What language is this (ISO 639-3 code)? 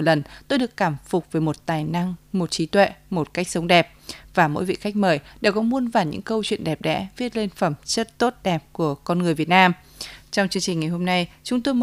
vie